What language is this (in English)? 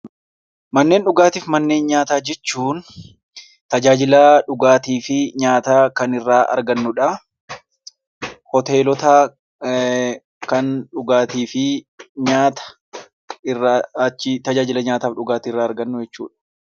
Oromo